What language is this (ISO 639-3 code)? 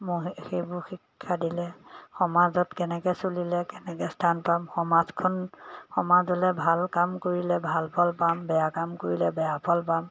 asm